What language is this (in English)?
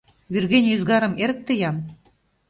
Mari